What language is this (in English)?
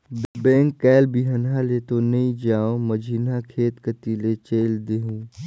Chhattisgarhi